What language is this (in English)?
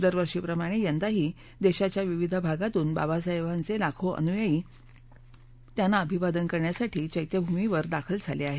Marathi